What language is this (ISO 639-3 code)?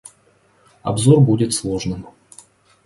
rus